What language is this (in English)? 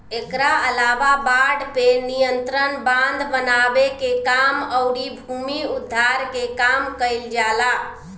Bhojpuri